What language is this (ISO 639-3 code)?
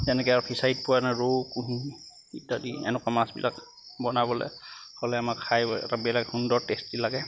asm